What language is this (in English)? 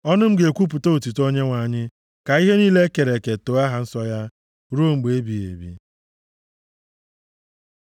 Igbo